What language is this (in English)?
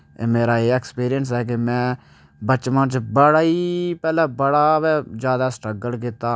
Dogri